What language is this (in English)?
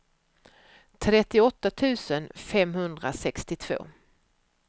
Swedish